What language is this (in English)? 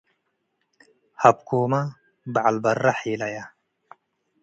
Tigre